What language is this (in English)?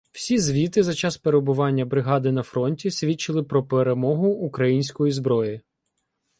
Ukrainian